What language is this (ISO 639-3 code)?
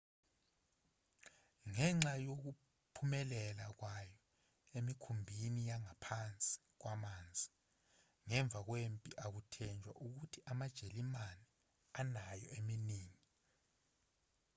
zul